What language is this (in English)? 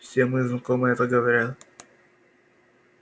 Russian